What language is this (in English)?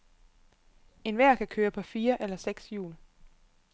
Danish